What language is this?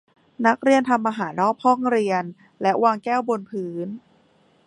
Thai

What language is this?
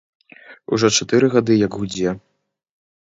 Belarusian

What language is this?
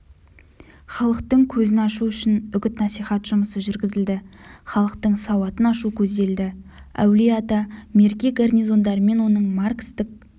Kazakh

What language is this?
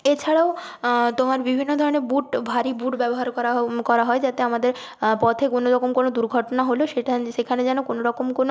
Bangla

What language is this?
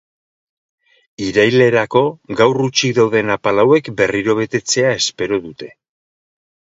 Basque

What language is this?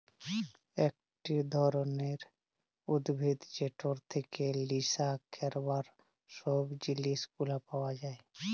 Bangla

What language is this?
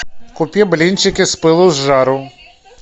Russian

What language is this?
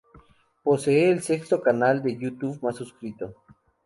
Spanish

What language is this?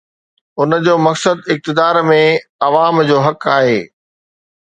Sindhi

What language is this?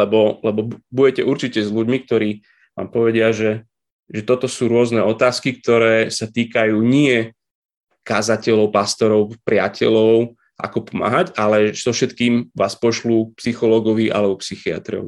Slovak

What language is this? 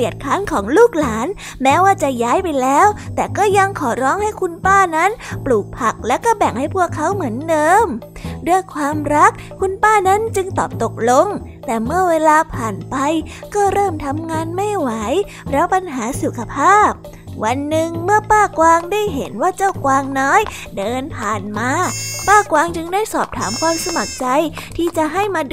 Thai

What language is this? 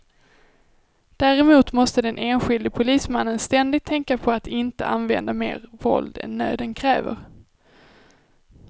Swedish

